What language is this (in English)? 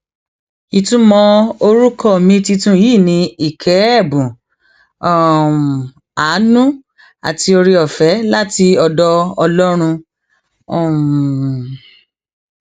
Yoruba